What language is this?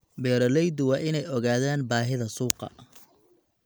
Somali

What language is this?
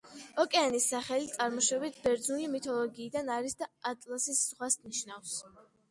Georgian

